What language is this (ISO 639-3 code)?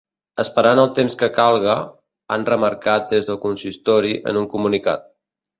cat